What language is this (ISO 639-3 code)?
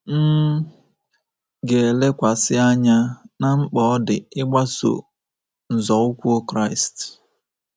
ibo